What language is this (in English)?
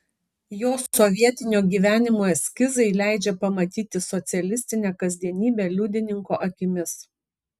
Lithuanian